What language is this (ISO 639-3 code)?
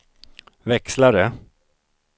swe